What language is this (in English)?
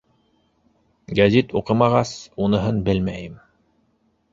Bashkir